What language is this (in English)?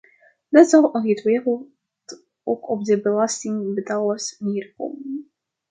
Dutch